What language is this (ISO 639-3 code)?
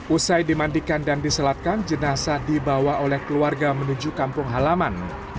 ind